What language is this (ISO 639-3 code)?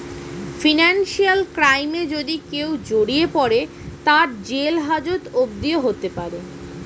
ben